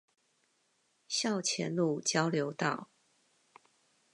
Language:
Chinese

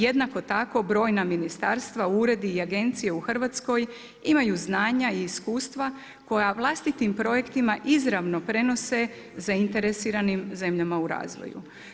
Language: Croatian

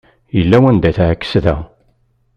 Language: Kabyle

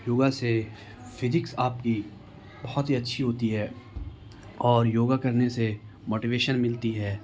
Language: Urdu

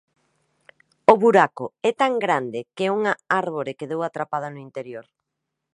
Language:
Galician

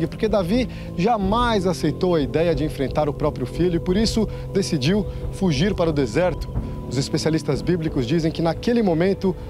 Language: Portuguese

